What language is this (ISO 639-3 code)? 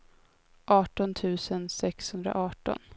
swe